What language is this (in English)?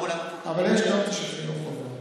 Hebrew